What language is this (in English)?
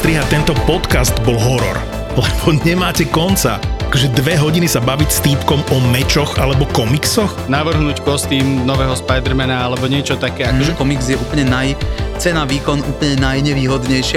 Slovak